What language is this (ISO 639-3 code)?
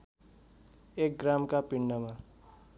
nep